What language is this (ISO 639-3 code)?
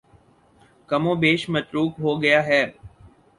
urd